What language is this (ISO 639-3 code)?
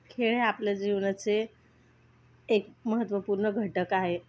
mar